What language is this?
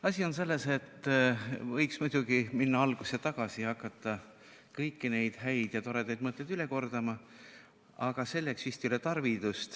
Estonian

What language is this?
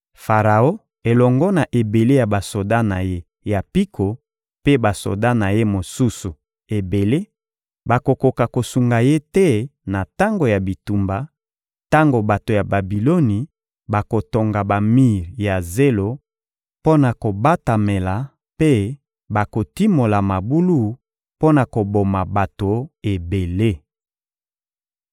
Lingala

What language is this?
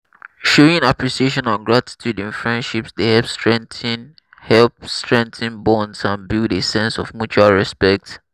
Nigerian Pidgin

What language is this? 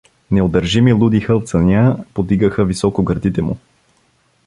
Bulgarian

